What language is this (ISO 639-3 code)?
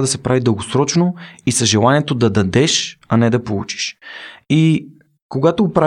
bul